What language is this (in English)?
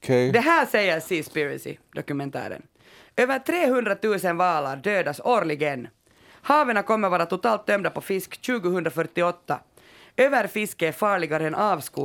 Swedish